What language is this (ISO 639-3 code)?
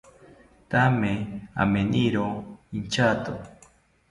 cpy